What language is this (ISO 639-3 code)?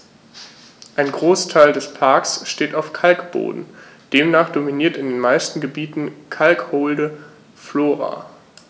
deu